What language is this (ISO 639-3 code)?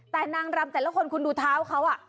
tha